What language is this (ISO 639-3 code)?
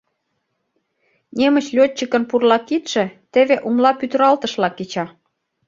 chm